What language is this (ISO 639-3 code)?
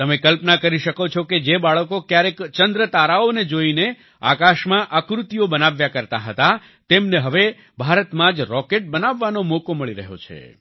guj